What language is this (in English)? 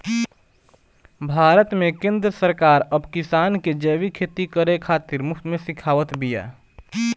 Bhojpuri